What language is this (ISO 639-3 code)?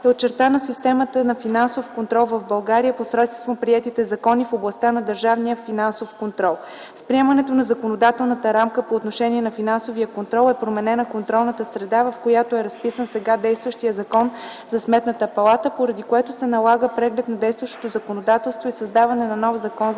bul